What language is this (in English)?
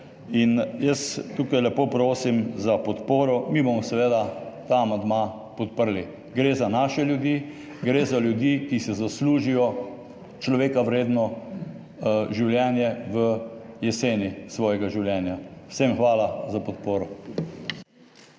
Slovenian